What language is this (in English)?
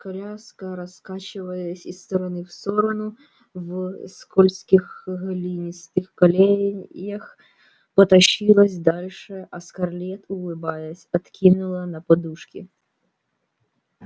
Russian